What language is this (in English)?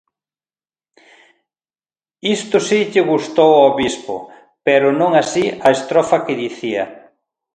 Galician